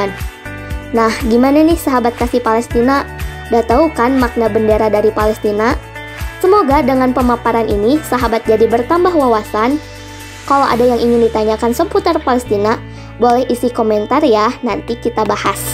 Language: Indonesian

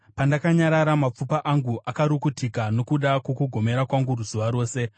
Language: Shona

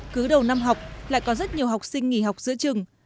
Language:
Vietnamese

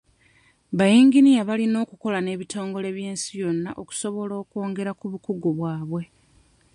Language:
Ganda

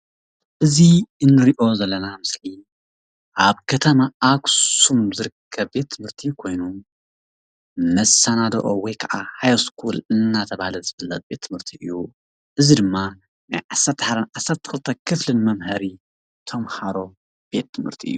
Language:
Tigrinya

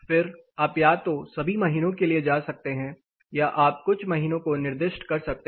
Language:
Hindi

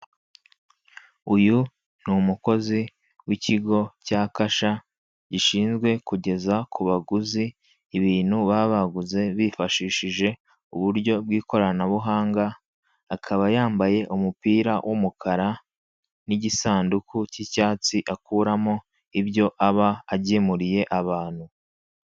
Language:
Kinyarwanda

